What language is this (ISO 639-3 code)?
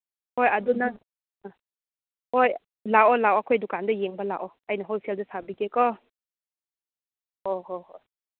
mni